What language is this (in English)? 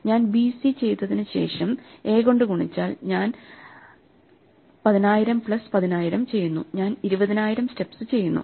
Malayalam